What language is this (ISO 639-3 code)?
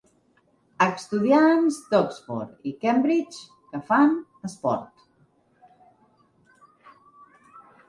cat